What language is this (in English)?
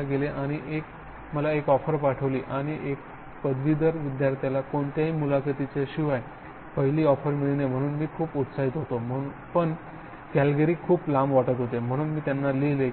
Marathi